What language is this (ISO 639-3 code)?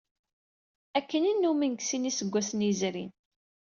kab